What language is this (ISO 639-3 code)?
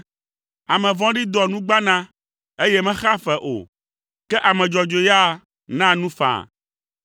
ewe